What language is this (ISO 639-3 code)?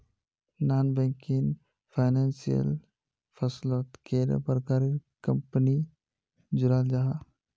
mag